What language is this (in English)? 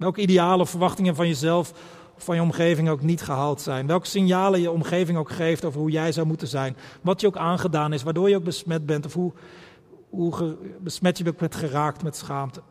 Dutch